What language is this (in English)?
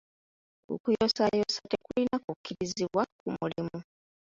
Ganda